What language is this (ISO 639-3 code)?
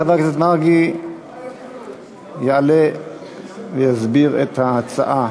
heb